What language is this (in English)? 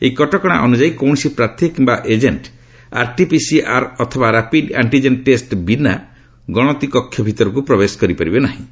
Odia